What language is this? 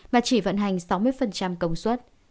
Vietnamese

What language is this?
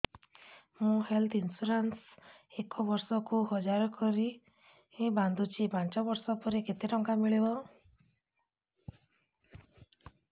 Odia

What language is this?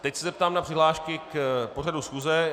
Czech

